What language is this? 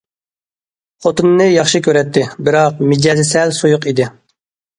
Uyghur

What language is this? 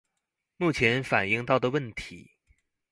Chinese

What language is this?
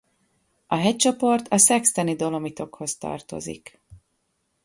Hungarian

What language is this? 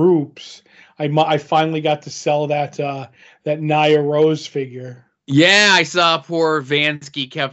English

